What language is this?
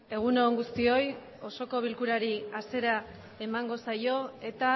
Basque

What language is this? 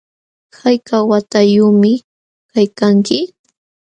Jauja Wanca Quechua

